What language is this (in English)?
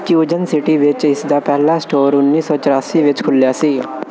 Punjabi